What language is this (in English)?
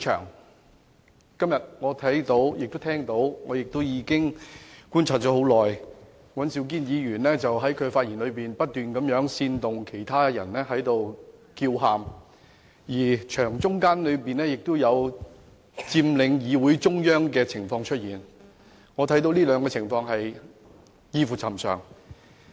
Cantonese